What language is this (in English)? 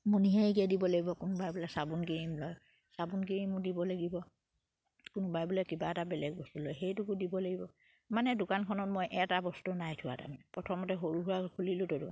Assamese